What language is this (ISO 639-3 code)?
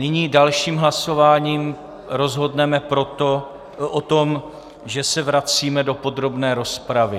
ces